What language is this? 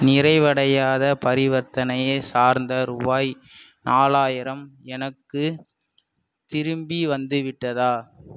Tamil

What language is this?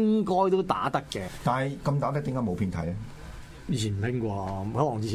Chinese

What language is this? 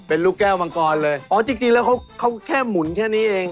Thai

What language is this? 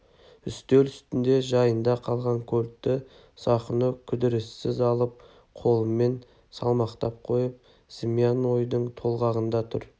Kazakh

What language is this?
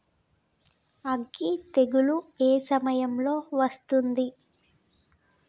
Telugu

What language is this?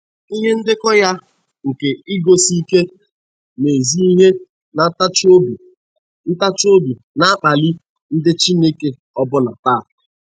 Igbo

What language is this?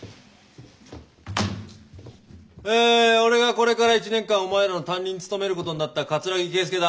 Japanese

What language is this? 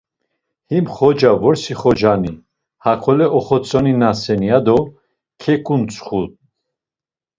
Laz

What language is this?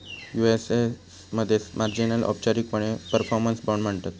Marathi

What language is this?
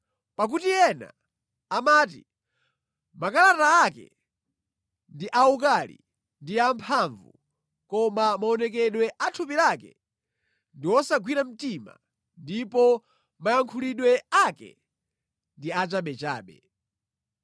Nyanja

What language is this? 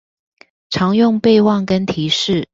Chinese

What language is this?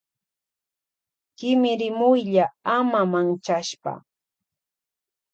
Loja Highland Quichua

